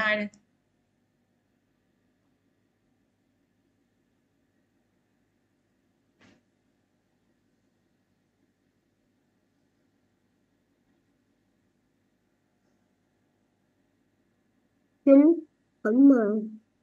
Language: Vietnamese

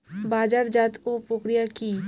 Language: Bangla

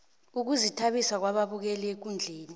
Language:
South Ndebele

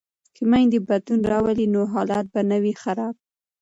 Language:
Pashto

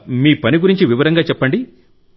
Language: Telugu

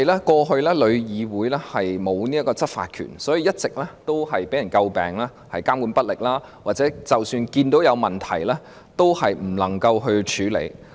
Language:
Cantonese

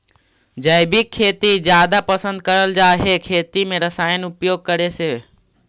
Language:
Magahi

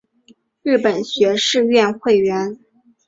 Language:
Chinese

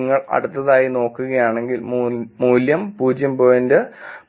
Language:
Malayalam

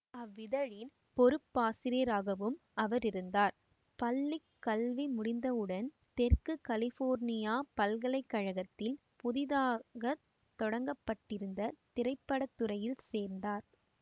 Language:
Tamil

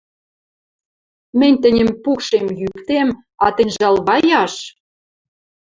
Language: Western Mari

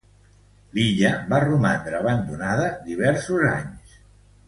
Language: Catalan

